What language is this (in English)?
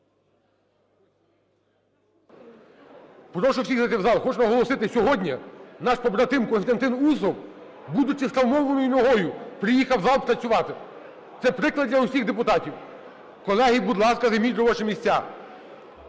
Ukrainian